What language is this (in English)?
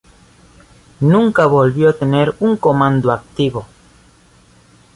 Spanish